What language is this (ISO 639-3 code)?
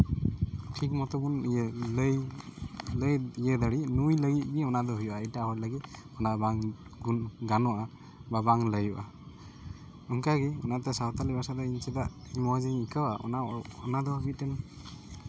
sat